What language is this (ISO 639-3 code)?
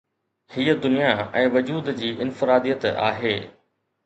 snd